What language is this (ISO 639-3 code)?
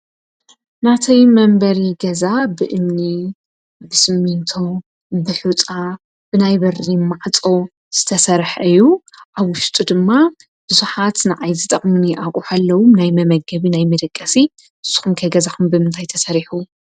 tir